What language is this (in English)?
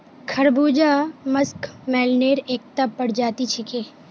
Magahi